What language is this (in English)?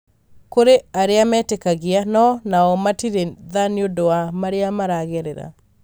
Kikuyu